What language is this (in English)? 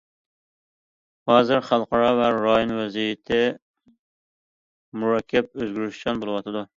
Uyghur